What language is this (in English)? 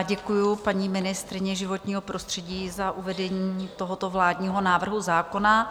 Czech